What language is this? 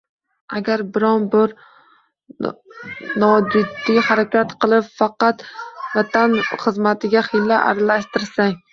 Uzbek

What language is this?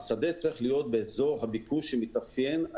Hebrew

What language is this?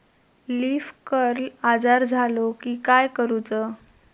Marathi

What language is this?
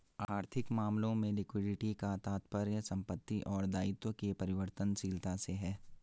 Hindi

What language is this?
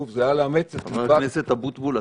Hebrew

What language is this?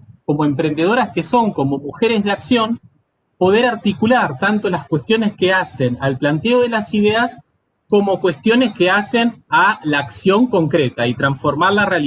Spanish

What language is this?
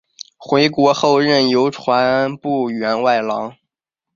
Chinese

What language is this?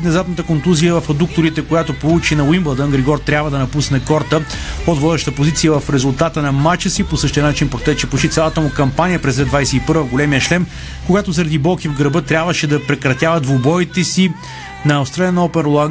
Bulgarian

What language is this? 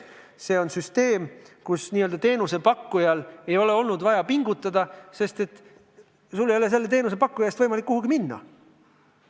Estonian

